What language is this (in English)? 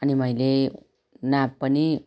Nepali